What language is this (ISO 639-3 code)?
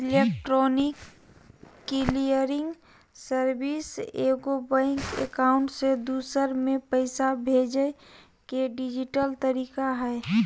mag